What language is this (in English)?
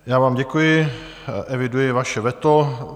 Czech